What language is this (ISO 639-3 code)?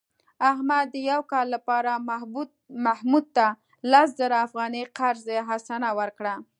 pus